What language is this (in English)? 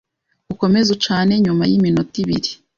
Kinyarwanda